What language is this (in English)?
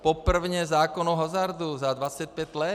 Czech